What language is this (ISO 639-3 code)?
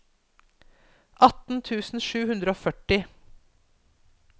nor